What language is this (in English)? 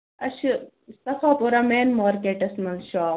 Kashmiri